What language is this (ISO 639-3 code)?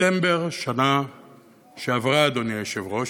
heb